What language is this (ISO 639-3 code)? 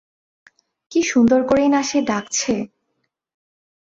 ben